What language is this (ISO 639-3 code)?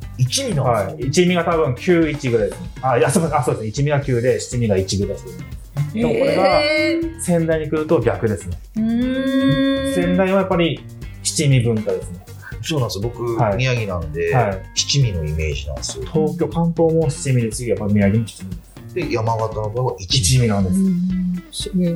jpn